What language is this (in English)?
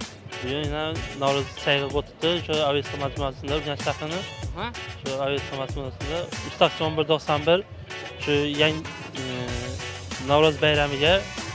Turkish